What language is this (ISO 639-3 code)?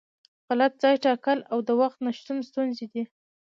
pus